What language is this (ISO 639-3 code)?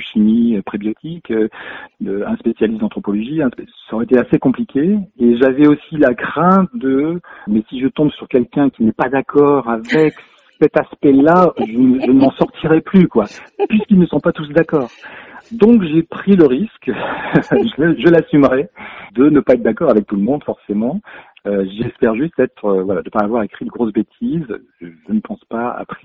fra